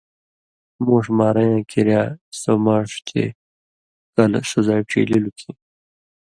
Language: Indus Kohistani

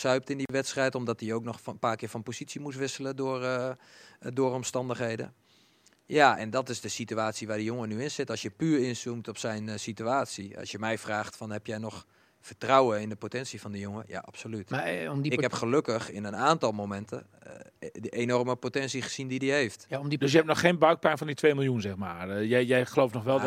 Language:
Dutch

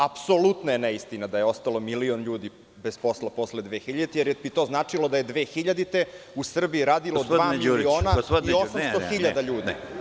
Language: Serbian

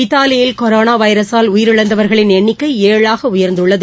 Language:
Tamil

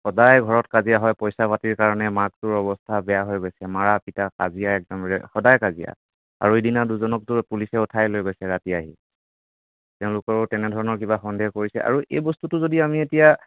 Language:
Assamese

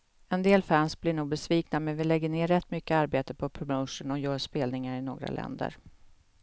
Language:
Swedish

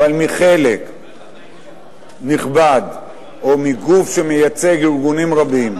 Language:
Hebrew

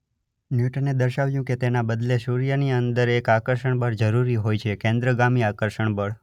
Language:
Gujarati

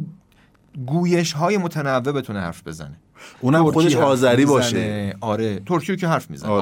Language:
Persian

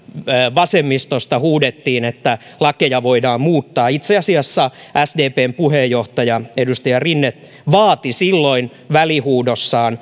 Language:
Finnish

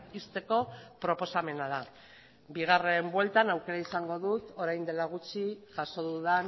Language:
Basque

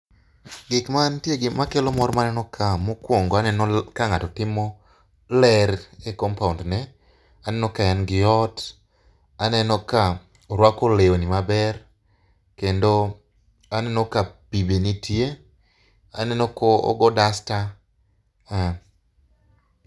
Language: Luo (Kenya and Tanzania)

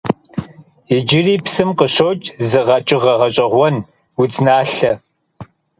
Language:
Kabardian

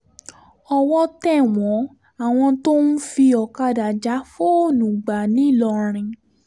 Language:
Yoruba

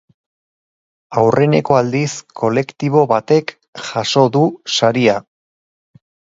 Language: Basque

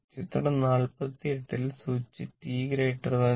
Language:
Malayalam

